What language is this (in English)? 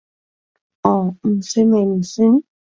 Cantonese